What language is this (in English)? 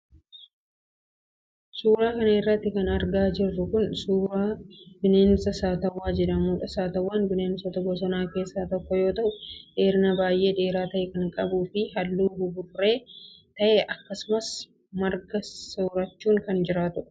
Oromo